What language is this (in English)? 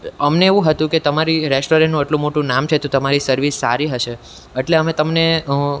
Gujarati